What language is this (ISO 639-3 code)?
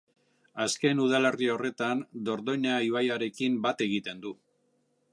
eus